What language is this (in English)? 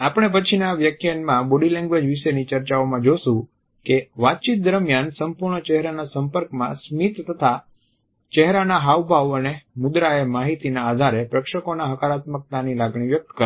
Gujarati